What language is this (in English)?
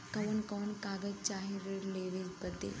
Bhojpuri